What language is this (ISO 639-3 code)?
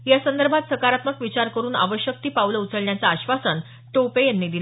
mar